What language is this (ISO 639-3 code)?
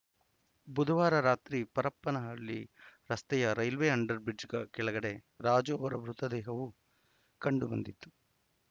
kan